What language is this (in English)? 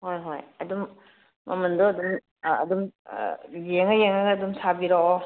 Manipuri